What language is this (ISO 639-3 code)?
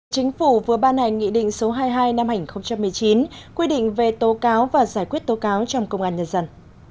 vie